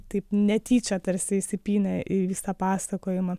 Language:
Lithuanian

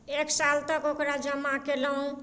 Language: Maithili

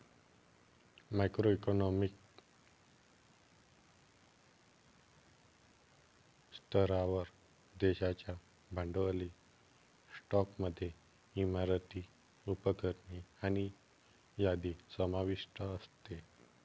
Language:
Marathi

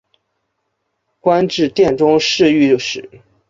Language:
Chinese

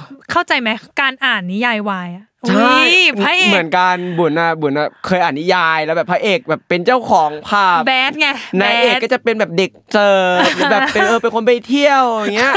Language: Thai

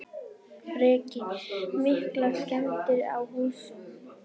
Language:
Icelandic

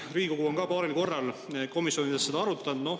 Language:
Estonian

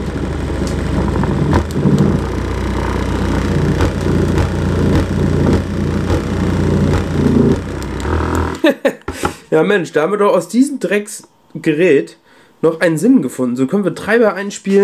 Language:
German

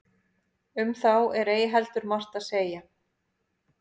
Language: Icelandic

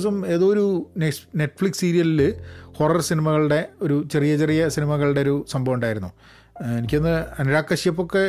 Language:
Malayalam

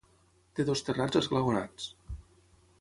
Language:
Catalan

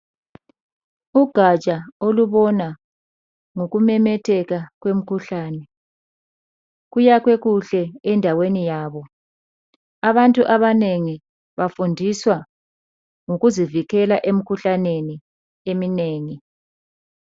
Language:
North Ndebele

